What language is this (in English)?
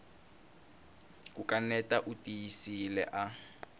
Tsonga